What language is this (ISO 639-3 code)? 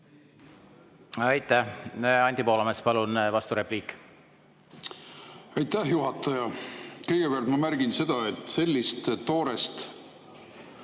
est